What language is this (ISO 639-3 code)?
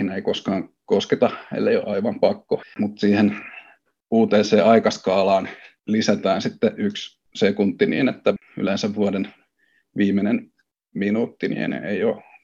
fin